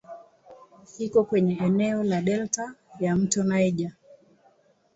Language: Swahili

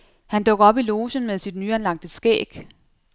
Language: Danish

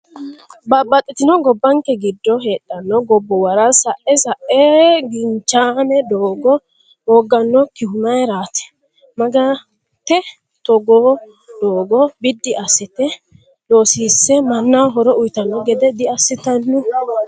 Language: Sidamo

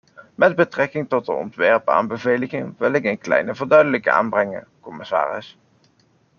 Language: Dutch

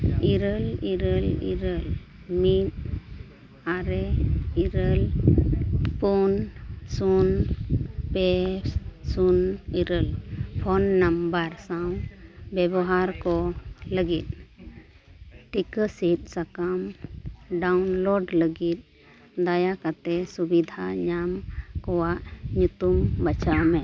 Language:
Santali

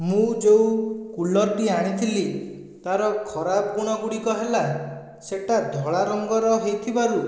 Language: Odia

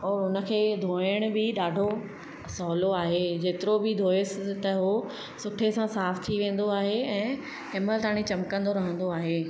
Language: Sindhi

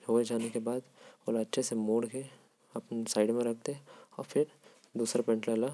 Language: Korwa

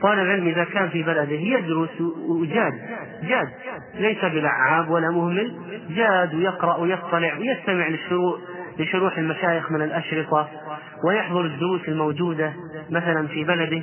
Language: Arabic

